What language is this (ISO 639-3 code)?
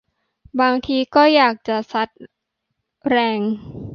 tha